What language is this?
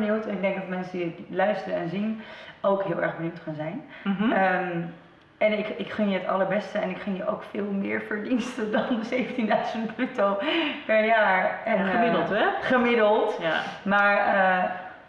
Dutch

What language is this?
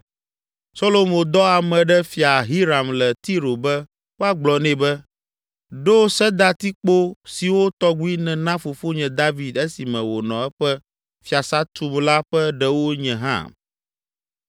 Ewe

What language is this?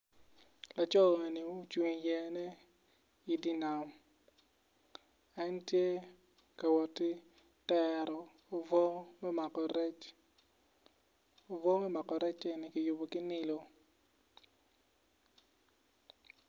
Acoli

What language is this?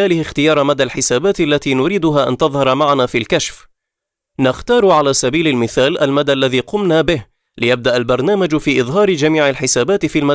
Arabic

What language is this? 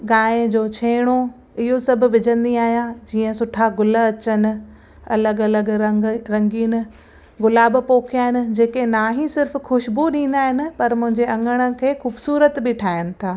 Sindhi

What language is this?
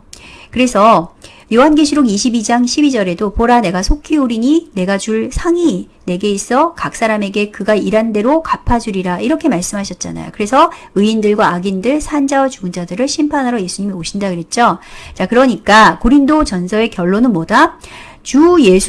Korean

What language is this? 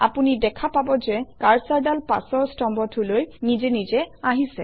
Assamese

